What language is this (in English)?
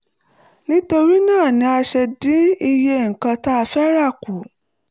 Yoruba